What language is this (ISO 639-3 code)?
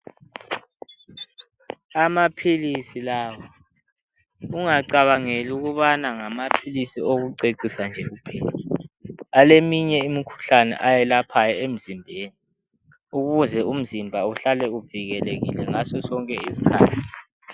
nde